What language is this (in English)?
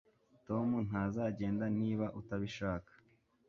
Kinyarwanda